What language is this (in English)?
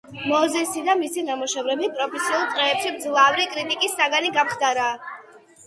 Georgian